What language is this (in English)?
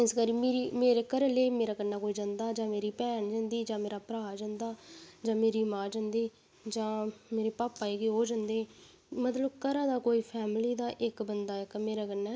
Dogri